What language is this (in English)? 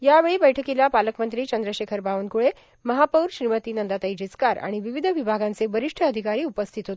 Marathi